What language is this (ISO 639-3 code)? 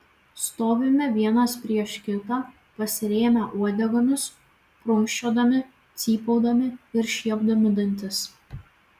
lit